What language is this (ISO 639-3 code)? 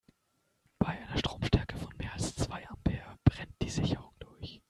deu